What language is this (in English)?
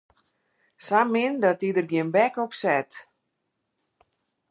Western Frisian